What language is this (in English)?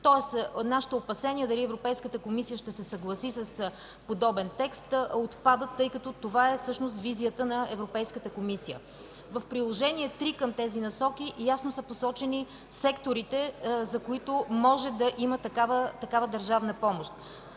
Bulgarian